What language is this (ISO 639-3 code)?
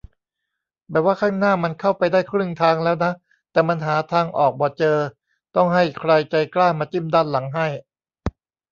tha